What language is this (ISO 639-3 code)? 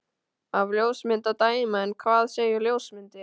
isl